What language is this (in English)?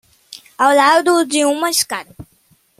Portuguese